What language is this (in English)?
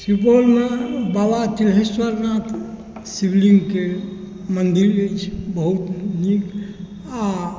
Maithili